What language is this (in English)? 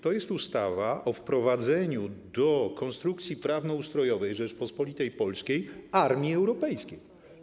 Polish